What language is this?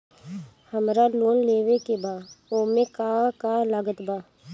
Bhojpuri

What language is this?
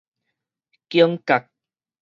Min Nan Chinese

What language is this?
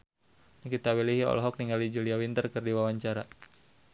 Sundanese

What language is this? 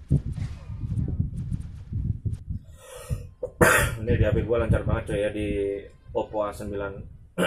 Indonesian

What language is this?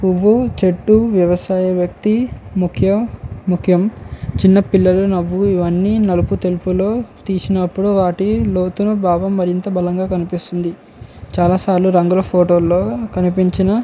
Telugu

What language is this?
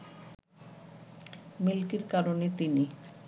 Bangla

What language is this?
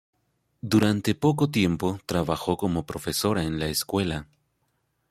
Spanish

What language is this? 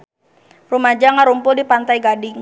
Sundanese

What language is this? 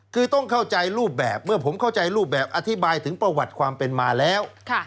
Thai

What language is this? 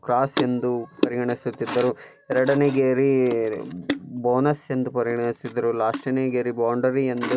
Kannada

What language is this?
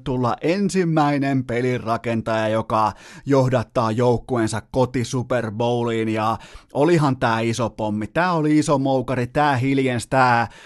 Finnish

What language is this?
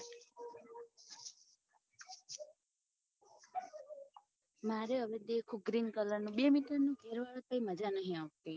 Gujarati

